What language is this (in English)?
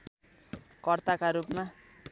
Nepali